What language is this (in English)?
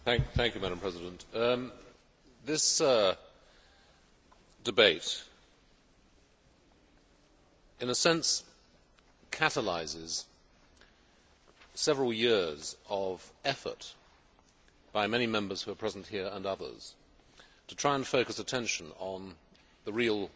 English